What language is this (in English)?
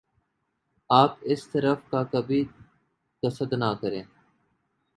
Urdu